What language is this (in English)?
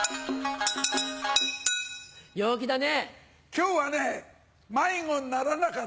Japanese